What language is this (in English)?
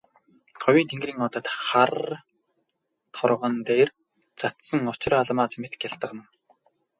Mongolian